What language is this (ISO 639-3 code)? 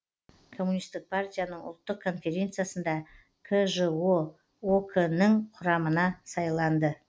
kaz